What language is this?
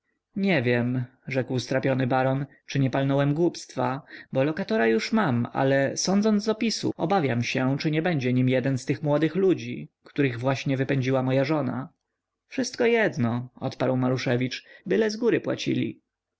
Polish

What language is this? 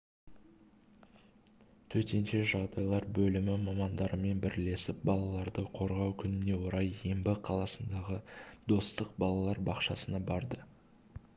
Kazakh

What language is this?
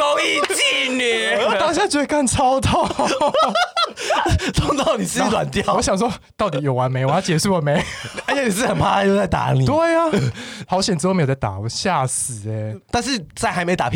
Chinese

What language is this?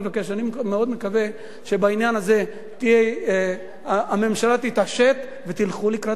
Hebrew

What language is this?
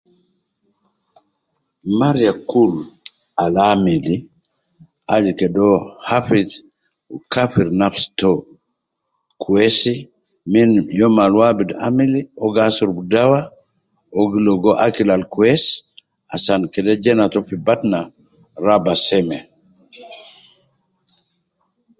Nubi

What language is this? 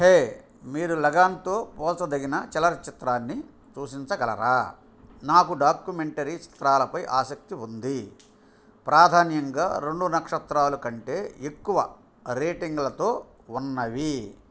Telugu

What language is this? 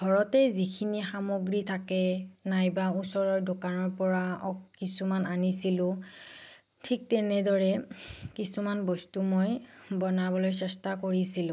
Assamese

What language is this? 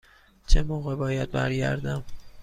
Persian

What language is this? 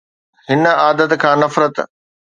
Sindhi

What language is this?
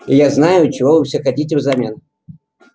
Russian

